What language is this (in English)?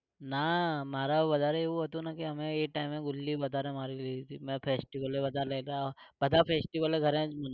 Gujarati